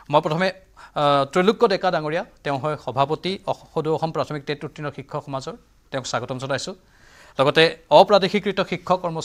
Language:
Bangla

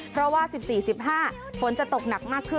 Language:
Thai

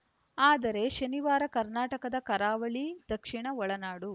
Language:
Kannada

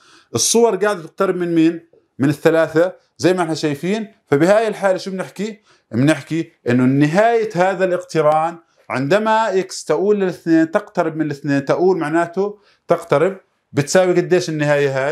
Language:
Arabic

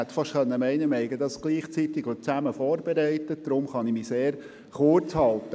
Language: Swiss German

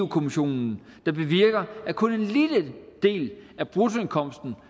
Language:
Danish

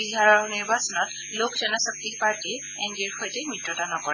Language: Assamese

